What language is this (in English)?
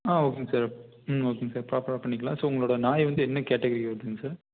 Tamil